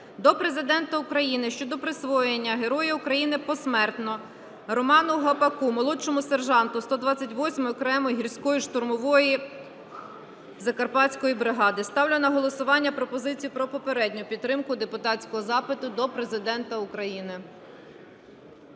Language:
Ukrainian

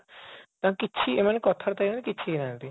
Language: Odia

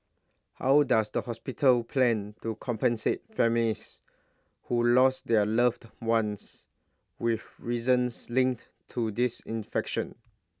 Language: English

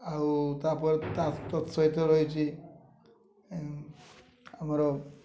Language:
Odia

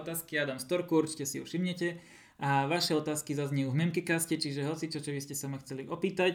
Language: Slovak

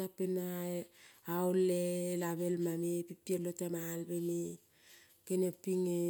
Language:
Kol (Papua New Guinea)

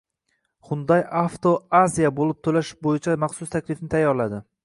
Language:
Uzbek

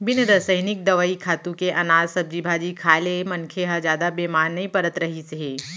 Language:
Chhattisgarhi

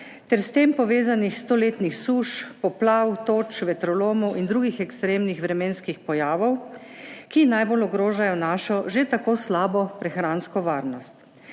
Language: Slovenian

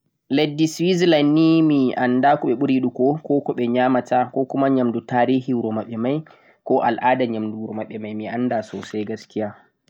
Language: Central-Eastern Niger Fulfulde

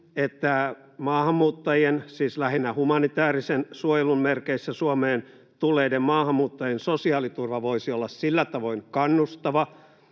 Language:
Finnish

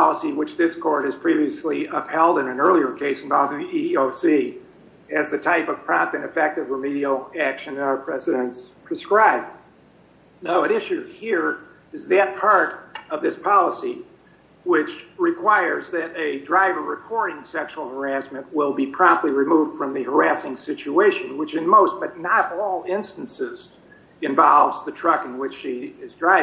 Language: English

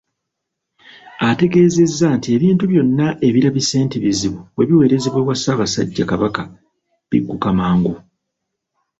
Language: Ganda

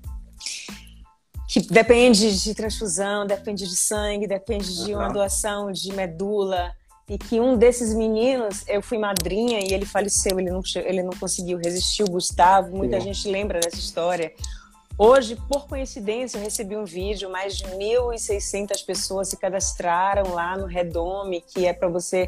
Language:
Portuguese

